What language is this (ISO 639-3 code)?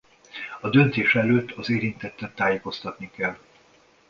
hun